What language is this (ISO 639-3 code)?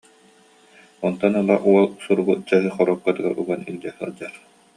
sah